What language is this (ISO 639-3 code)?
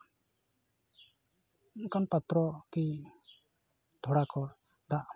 sat